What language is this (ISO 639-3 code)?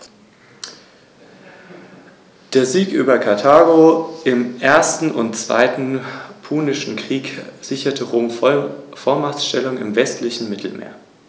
deu